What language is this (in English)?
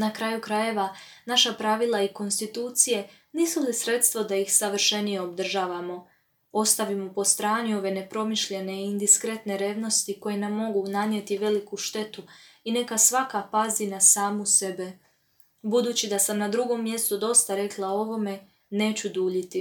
Croatian